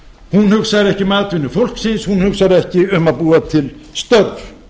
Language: Icelandic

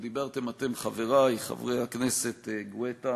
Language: Hebrew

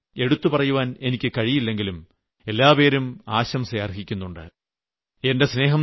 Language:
Malayalam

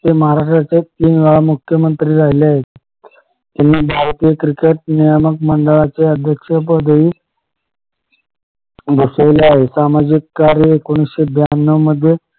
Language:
Marathi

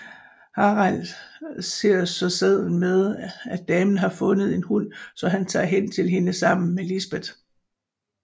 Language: Danish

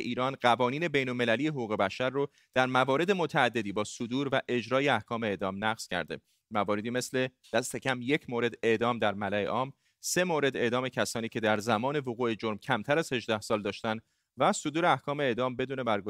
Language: Persian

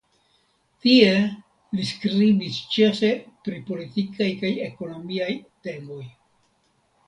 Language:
Esperanto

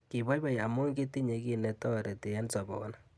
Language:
Kalenjin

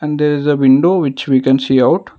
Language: English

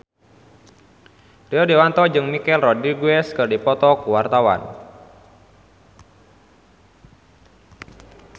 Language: Sundanese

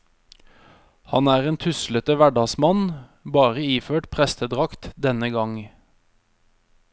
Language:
Norwegian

